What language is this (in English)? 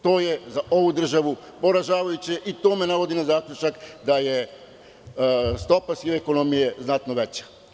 Serbian